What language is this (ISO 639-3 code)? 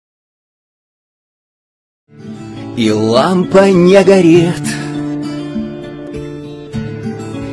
rus